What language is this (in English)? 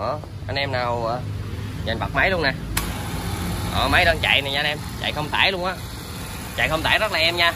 Vietnamese